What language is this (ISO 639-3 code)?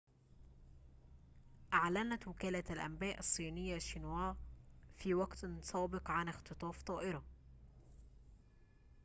ara